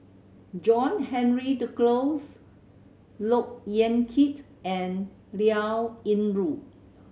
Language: English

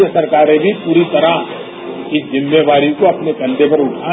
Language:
Hindi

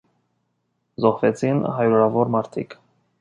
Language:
Armenian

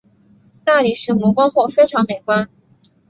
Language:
Chinese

